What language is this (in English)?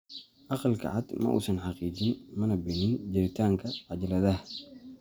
Somali